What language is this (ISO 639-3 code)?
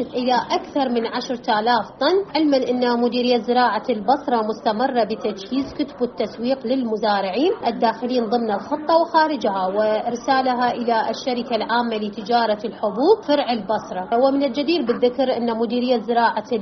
ara